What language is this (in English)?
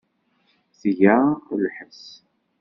Kabyle